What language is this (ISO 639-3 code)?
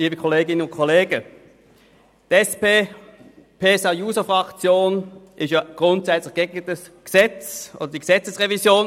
gsw